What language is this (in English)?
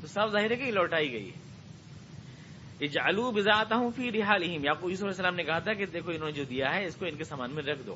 Urdu